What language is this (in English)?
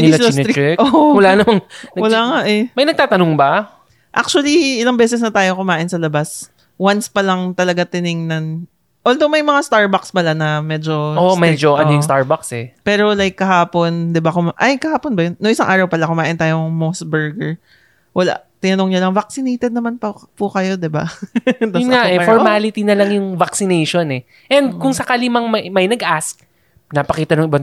Filipino